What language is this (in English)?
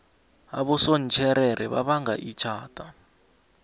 South Ndebele